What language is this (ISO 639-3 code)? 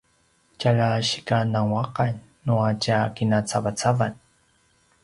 pwn